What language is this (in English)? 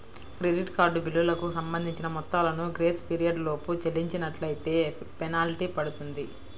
Telugu